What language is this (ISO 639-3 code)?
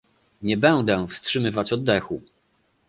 pol